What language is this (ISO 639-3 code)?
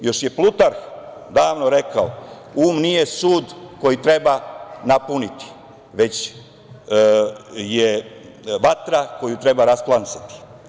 srp